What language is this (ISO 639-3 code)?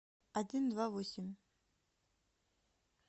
rus